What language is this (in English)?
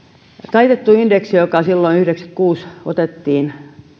Finnish